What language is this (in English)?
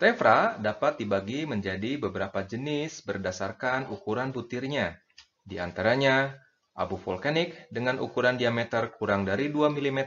Indonesian